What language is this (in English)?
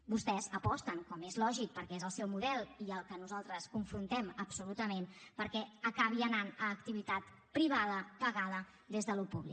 Catalan